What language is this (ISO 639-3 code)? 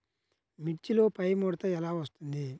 tel